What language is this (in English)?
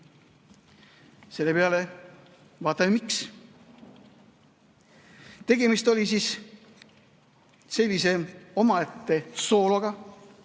Estonian